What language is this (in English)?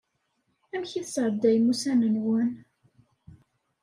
Kabyle